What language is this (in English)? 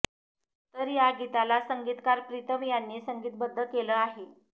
Marathi